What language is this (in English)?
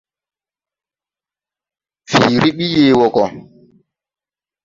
Tupuri